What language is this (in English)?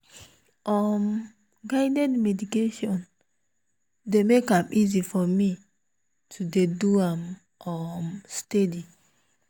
Nigerian Pidgin